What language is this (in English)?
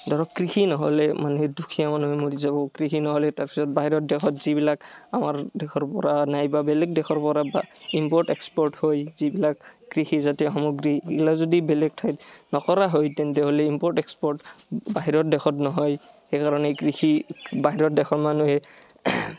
Assamese